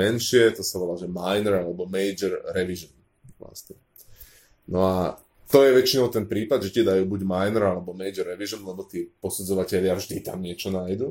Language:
Slovak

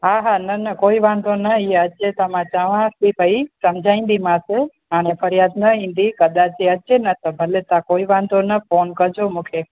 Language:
Sindhi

